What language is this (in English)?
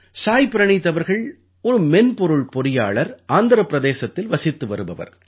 Tamil